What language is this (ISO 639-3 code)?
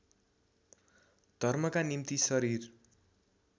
nep